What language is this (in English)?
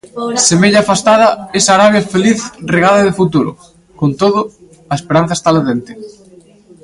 Galician